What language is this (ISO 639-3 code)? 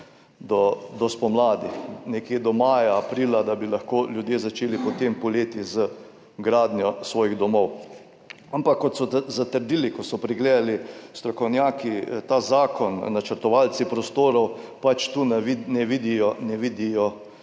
slv